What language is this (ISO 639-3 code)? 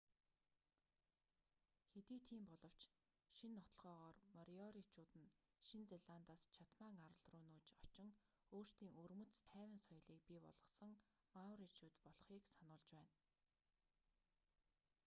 mon